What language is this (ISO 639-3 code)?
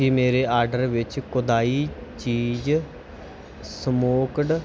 pan